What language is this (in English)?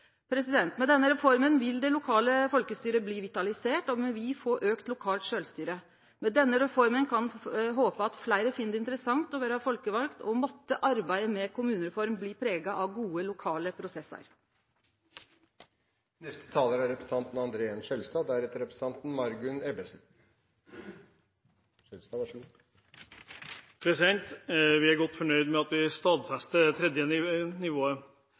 Norwegian